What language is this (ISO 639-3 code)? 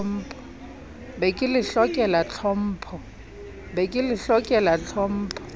sot